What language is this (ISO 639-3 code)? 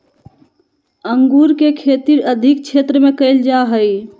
mag